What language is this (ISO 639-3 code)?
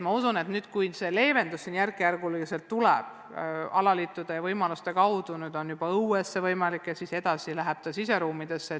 est